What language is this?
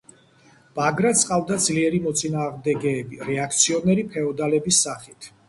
Georgian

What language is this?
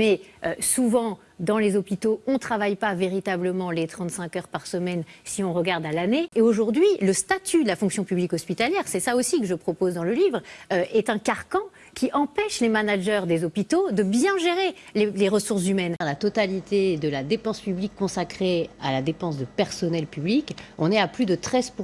French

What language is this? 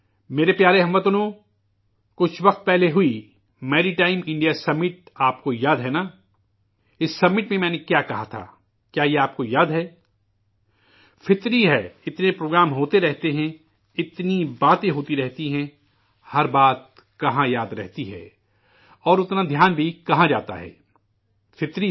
Urdu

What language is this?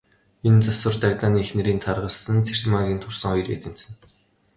Mongolian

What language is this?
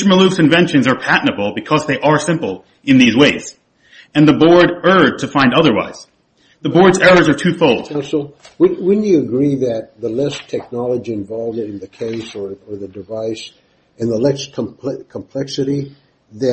English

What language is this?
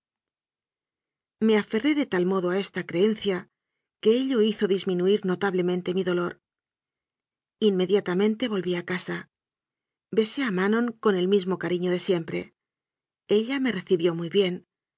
Spanish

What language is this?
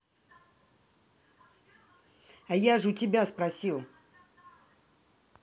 Russian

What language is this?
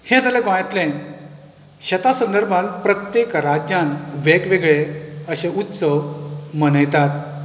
Konkani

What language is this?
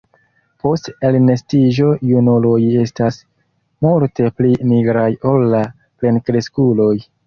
Esperanto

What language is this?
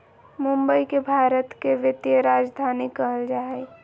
Magahi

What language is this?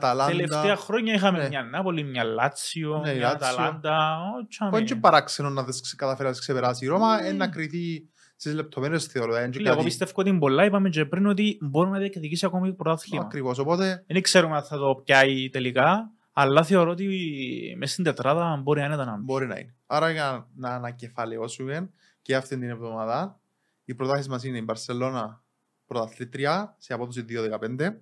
Greek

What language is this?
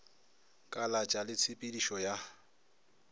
Northern Sotho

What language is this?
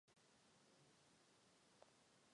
Czech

